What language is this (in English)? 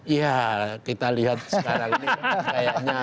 Indonesian